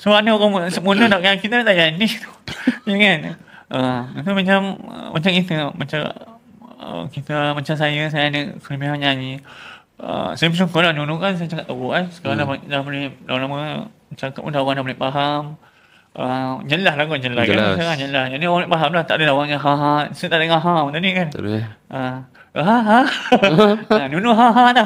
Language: Malay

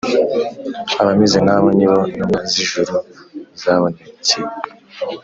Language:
Kinyarwanda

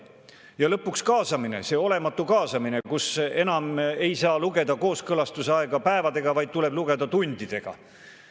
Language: Estonian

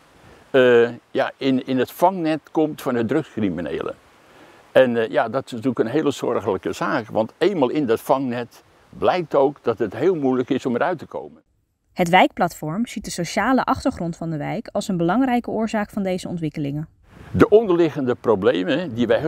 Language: Dutch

